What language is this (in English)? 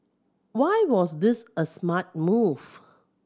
English